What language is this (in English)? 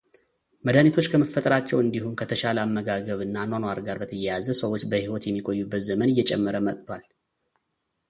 Amharic